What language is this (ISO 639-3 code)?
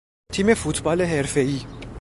fas